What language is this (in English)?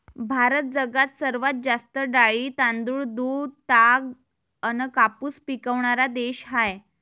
Marathi